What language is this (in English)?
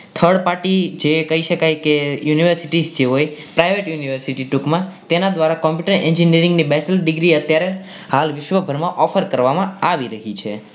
Gujarati